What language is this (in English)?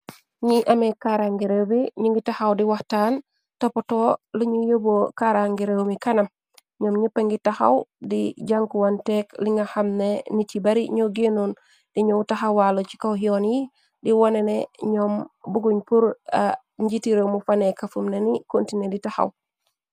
Wolof